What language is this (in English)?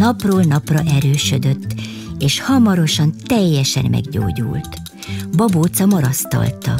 Hungarian